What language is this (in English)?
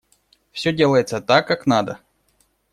Russian